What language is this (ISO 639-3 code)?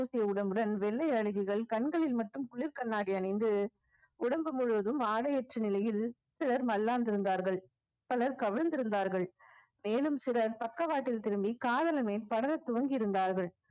tam